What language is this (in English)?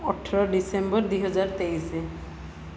Odia